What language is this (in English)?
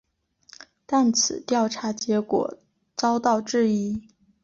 Chinese